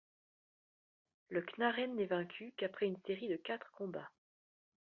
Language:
French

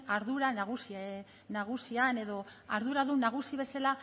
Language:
Basque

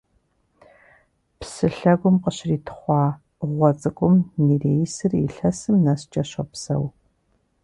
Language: Kabardian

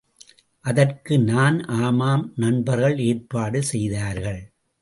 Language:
Tamil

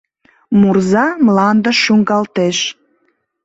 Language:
Mari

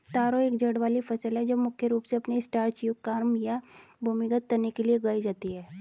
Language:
Hindi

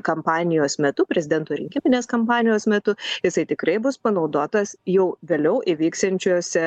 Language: Lithuanian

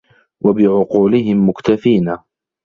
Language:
Arabic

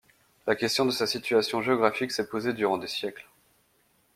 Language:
French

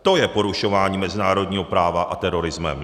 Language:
Czech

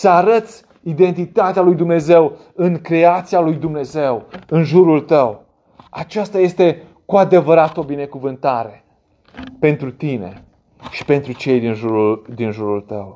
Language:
Romanian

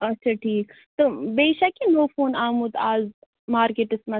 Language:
Kashmiri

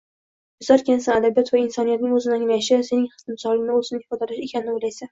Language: Uzbek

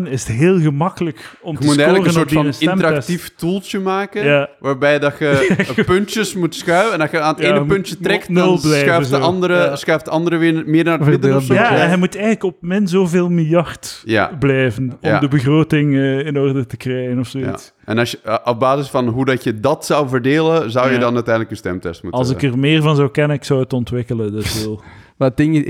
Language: Dutch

